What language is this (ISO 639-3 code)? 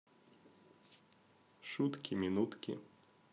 rus